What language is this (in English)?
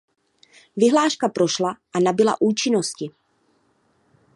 Czech